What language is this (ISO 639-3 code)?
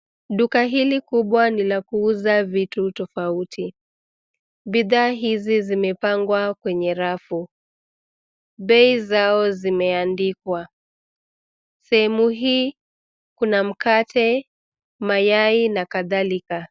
swa